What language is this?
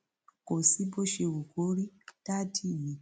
Yoruba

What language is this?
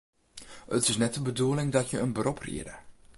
Western Frisian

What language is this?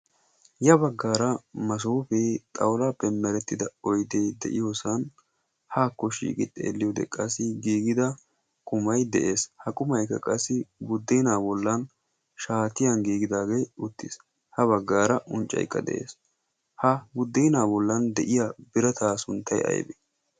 Wolaytta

